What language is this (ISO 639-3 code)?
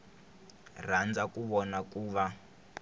tso